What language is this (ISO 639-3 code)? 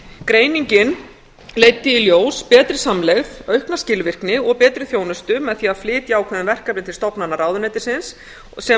isl